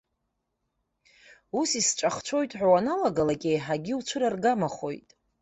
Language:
Abkhazian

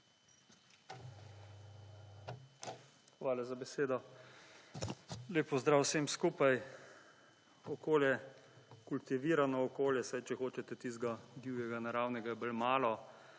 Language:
Slovenian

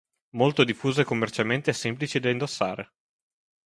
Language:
Italian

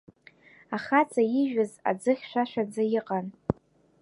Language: Abkhazian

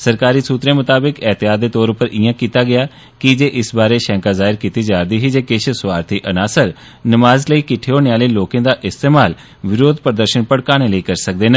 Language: Dogri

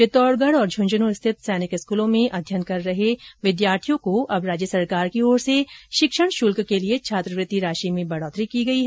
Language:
Hindi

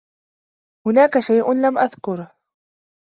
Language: Arabic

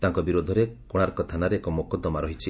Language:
Odia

